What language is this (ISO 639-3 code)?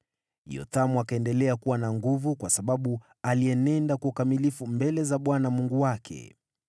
swa